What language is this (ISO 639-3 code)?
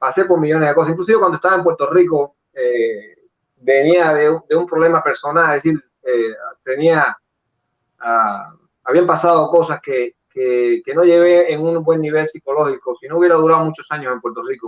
spa